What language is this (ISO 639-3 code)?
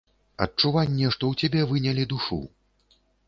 bel